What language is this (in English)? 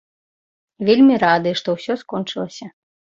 Belarusian